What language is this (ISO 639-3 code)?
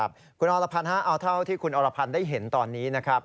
tha